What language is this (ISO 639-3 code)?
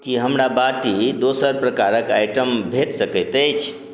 mai